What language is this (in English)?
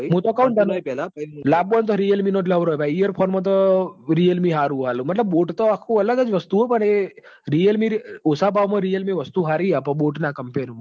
Gujarati